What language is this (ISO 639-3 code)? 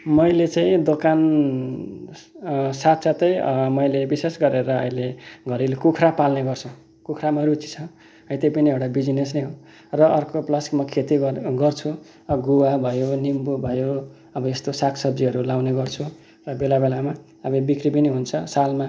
nep